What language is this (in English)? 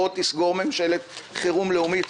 Hebrew